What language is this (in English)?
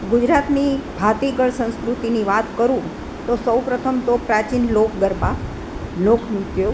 Gujarati